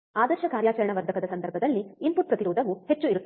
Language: Kannada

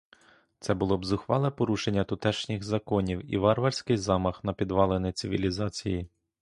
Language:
Ukrainian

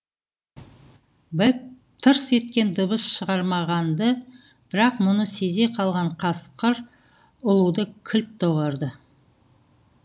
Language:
Kazakh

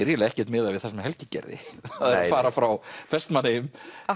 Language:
Icelandic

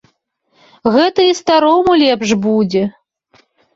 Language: Belarusian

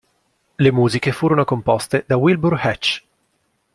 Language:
Italian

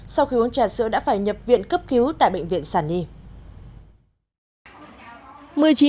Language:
Vietnamese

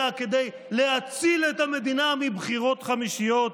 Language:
Hebrew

